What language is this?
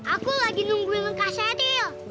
Indonesian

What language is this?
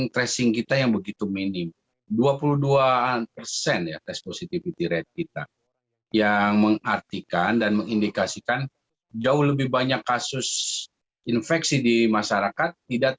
Indonesian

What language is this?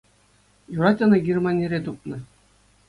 Chuvash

